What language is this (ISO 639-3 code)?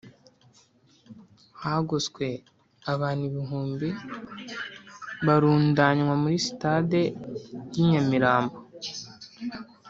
kin